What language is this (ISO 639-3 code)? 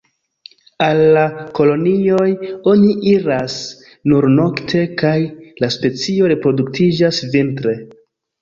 epo